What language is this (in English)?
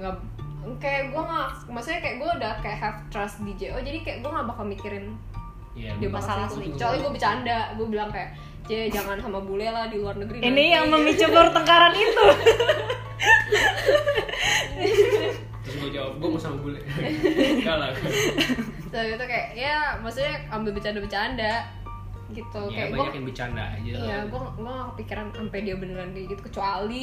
Indonesian